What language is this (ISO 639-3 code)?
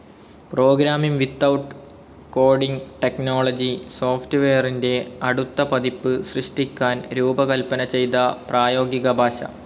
mal